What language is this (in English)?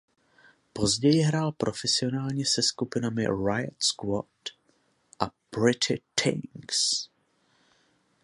Czech